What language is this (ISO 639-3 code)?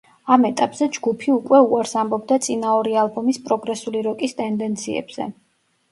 kat